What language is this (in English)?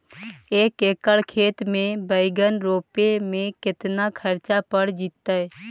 Magahi